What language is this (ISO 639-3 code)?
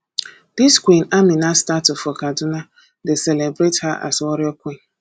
pcm